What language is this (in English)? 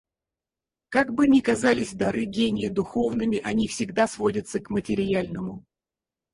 Russian